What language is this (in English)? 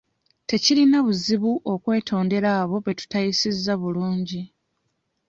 Ganda